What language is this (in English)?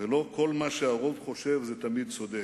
Hebrew